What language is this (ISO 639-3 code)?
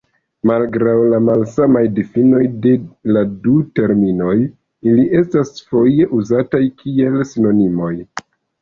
epo